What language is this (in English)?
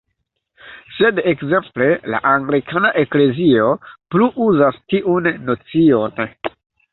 Esperanto